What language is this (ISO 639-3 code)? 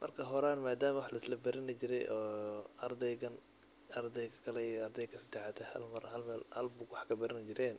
som